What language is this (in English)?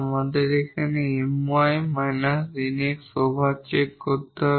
Bangla